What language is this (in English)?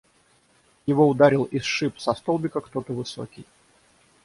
Russian